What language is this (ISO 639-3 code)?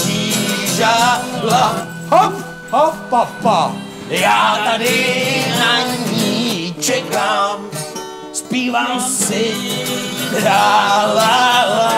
ces